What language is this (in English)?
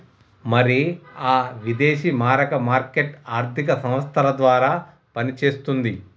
Telugu